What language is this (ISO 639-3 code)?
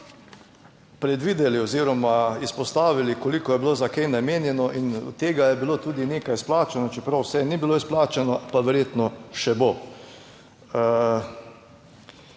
slv